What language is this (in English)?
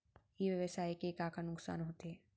Chhattisgarhi